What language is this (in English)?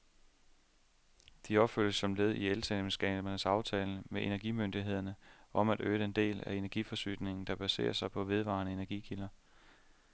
Danish